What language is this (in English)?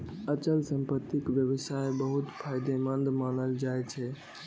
Maithili